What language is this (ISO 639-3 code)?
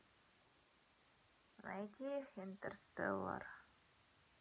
rus